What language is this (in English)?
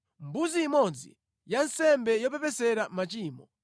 Nyanja